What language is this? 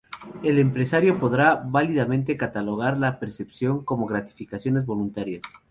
Spanish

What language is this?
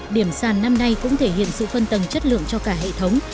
Vietnamese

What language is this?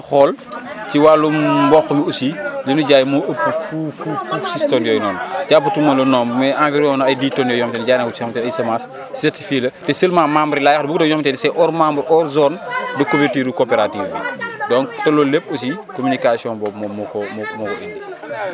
Wolof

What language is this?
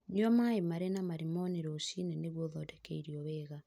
Kikuyu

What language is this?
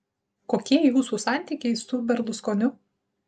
Lithuanian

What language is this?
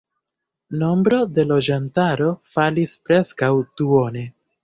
Esperanto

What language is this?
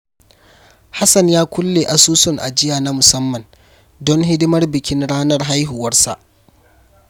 Hausa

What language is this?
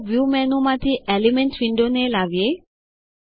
Gujarati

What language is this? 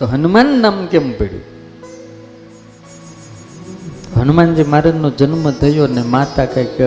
Gujarati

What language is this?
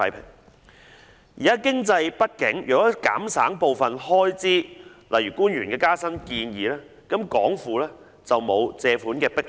Cantonese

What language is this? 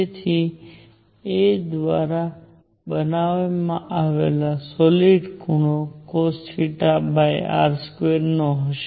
Gujarati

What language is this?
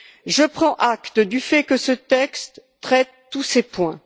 French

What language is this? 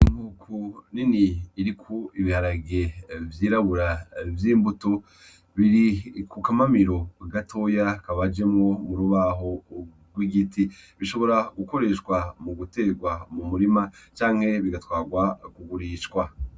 Rundi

